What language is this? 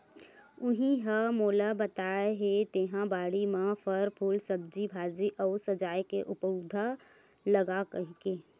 Chhattisgarhi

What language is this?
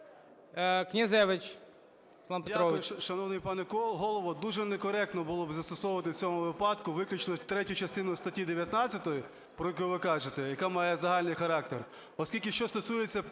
Ukrainian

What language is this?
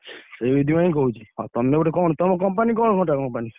Odia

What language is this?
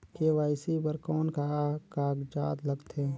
Chhattisgarhi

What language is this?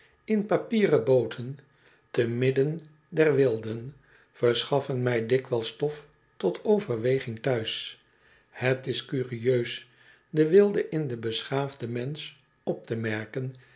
Dutch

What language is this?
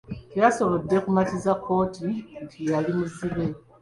Ganda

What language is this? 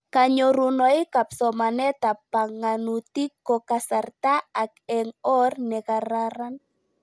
Kalenjin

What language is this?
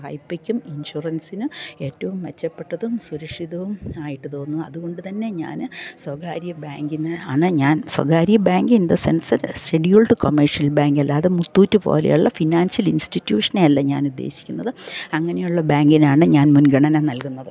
Malayalam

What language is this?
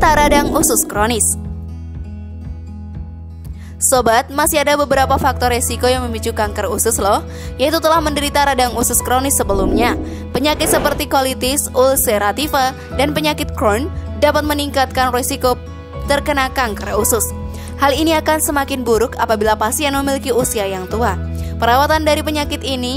Indonesian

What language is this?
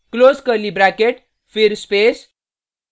Hindi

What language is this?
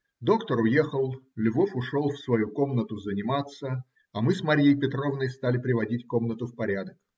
Russian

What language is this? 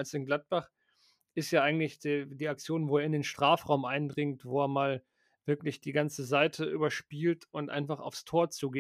German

